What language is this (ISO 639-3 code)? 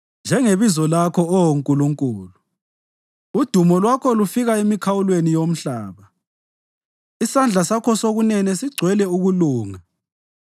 nde